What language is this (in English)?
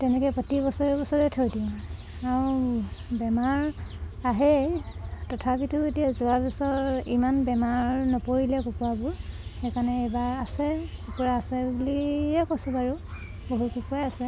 Assamese